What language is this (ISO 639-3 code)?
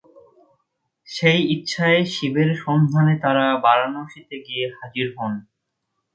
ben